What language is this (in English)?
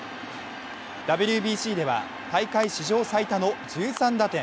Japanese